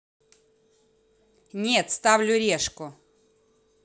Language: Russian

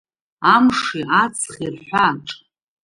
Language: Abkhazian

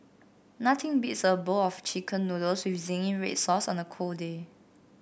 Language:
English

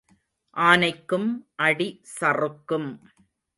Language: Tamil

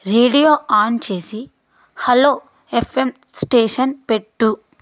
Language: Telugu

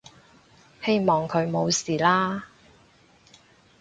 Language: Cantonese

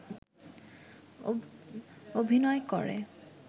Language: Bangla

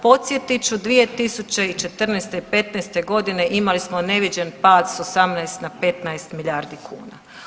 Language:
Croatian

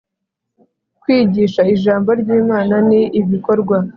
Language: Kinyarwanda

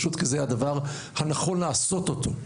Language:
Hebrew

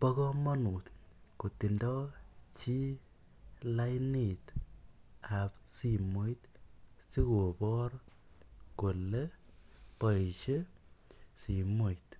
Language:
Kalenjin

